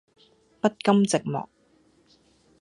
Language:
Cantonese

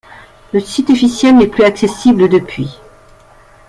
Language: French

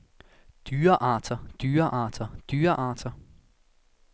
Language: Danish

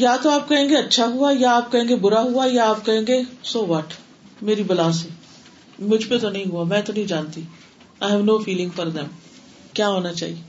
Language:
Urdu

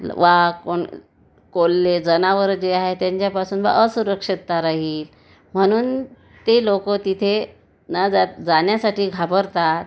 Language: Marathi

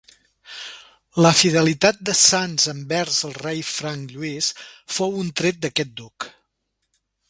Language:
Catalan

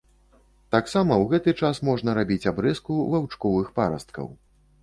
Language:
Belarusian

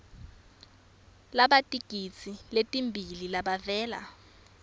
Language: Swati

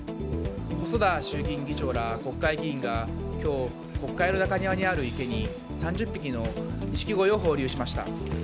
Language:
Japanese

